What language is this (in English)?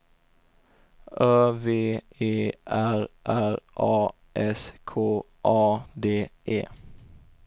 Swedish